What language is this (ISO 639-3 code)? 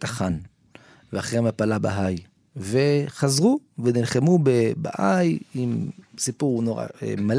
heb